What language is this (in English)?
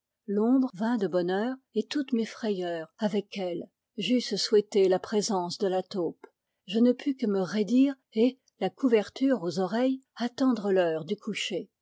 French